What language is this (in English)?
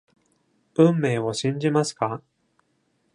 Japanese